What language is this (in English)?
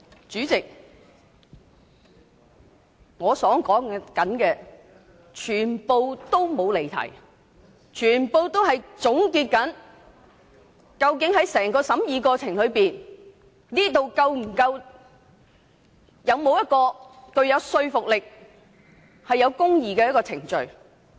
Cantonese